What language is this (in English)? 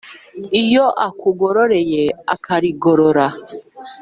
Kinyarwanda